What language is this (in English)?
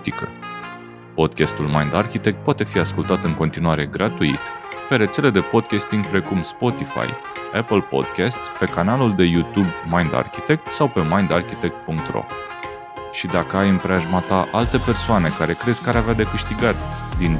Romanian